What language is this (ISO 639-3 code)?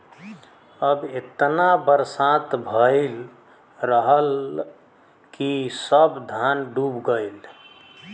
bho